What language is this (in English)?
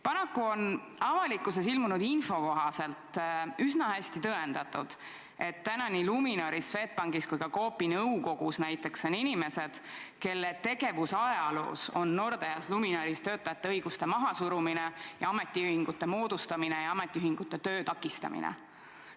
Estonian